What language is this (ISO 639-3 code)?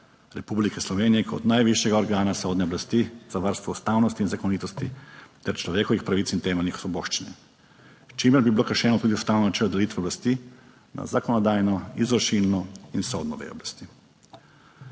slv